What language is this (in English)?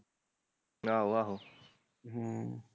Punjabi